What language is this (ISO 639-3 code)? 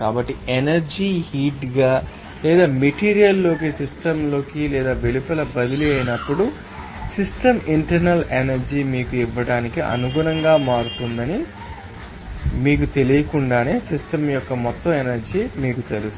tel